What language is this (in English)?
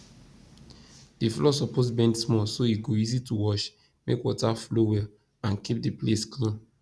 Nigerian Pidgin